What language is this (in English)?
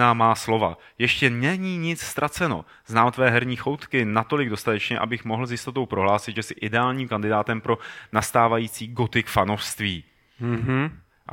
Czech